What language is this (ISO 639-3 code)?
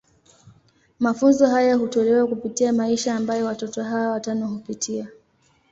swa